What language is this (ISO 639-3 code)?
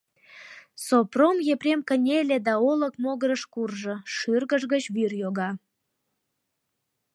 chm